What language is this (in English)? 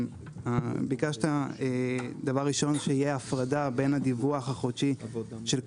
Hebrew